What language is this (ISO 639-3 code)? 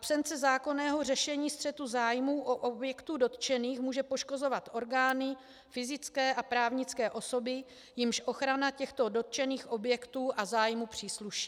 ces